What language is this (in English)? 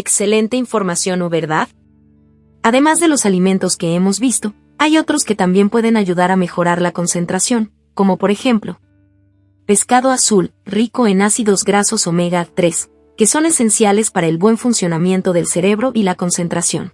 Spanish